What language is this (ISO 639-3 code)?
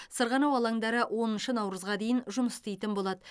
kaz